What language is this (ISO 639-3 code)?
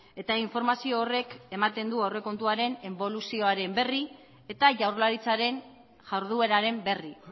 eus